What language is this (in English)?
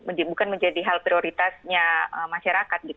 Indonesian